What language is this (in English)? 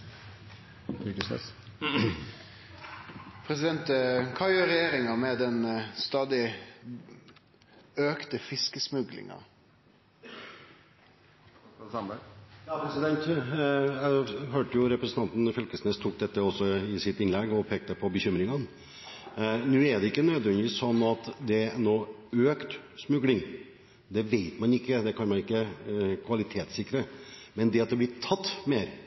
Norwegian Bokmål